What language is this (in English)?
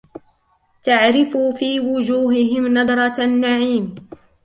Arabic